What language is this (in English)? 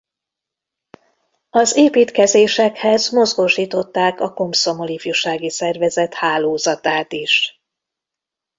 Hungarian